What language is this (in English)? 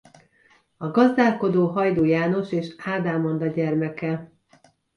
Hungarian